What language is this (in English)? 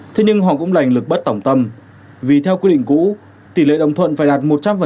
Vietnamese